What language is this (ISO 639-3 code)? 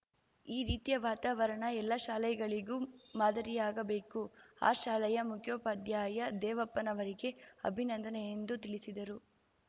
kan